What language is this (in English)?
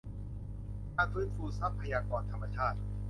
Thai